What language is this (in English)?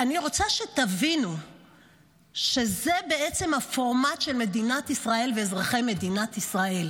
Hebrew